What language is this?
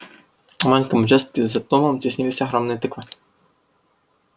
Russian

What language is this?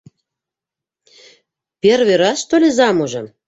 Bashkir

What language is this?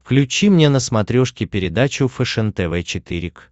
Russian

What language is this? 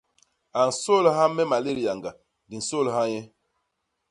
Basaa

